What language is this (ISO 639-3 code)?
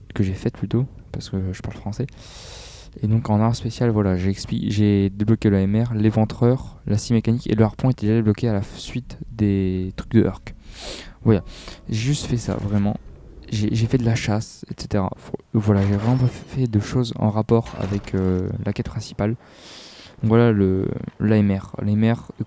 fra